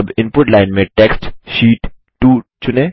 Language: Hindi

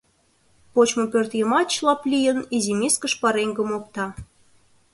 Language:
Mari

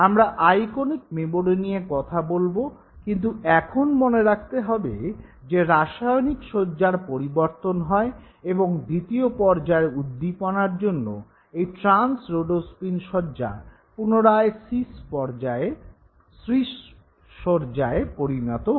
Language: Bangla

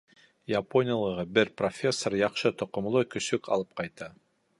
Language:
Bashkir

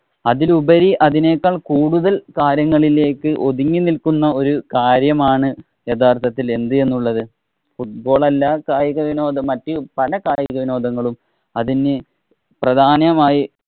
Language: Malayalam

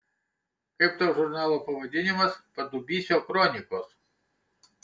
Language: Lithuanian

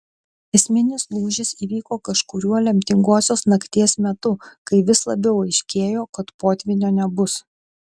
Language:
Lithuanian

